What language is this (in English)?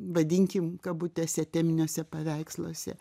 Lithuanian